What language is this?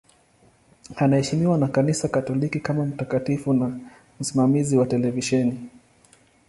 Swahili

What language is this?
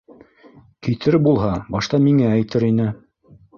Bashkir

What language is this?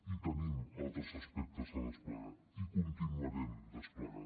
Catalan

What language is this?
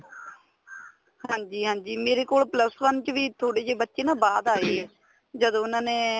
Punjabi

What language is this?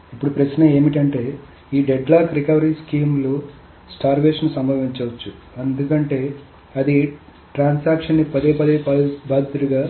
Telugu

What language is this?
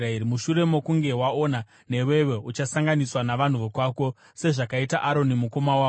Shona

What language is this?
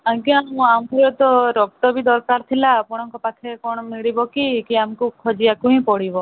Odia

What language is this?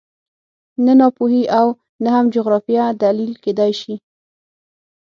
Pashto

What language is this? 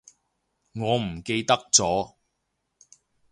Cantonese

